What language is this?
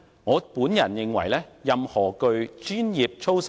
Cantonese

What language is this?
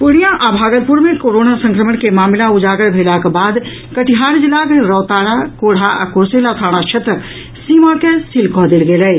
Maithili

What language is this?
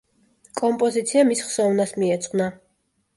Georgian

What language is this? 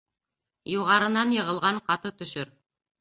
Bashkir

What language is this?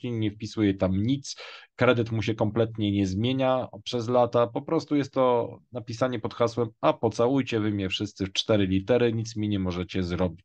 Polish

